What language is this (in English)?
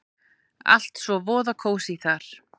Icelandic